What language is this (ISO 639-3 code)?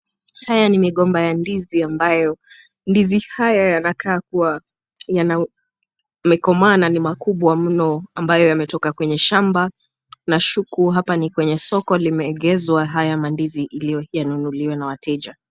swa